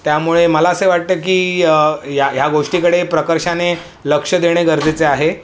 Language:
Marathi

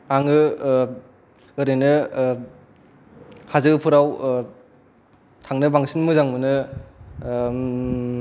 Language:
Bodo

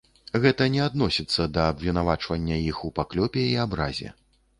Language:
Belarusian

